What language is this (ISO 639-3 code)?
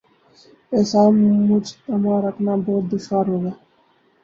urd